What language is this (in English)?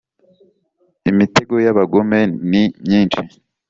Kinyarwanda